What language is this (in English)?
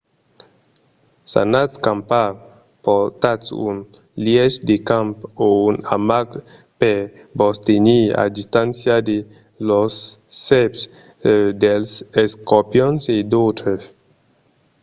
Occitan